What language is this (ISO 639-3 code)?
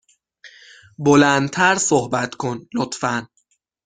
fas